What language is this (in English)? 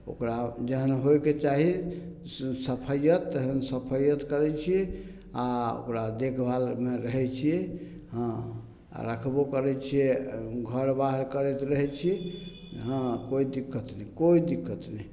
Maithili